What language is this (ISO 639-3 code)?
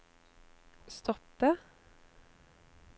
nor